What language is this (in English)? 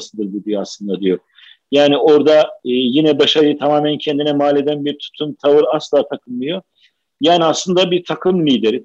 Turkish